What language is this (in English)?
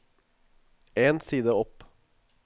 Norwegian